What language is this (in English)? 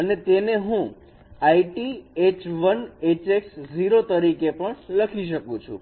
Gujarati